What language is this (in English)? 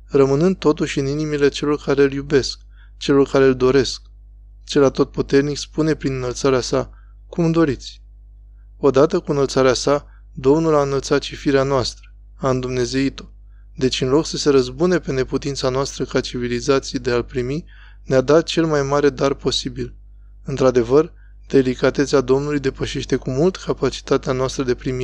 Romanian